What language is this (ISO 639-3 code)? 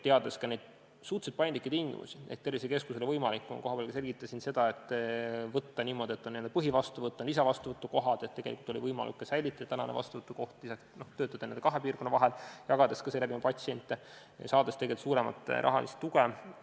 est